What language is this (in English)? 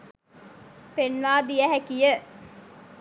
Sinhala